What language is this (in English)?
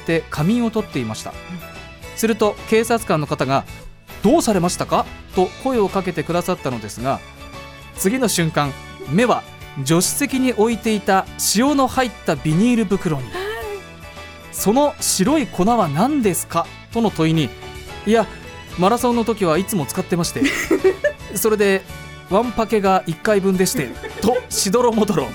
Japanese